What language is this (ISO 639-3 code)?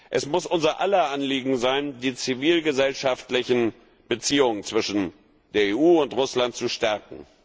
deu